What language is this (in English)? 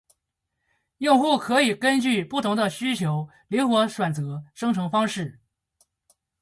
Chinese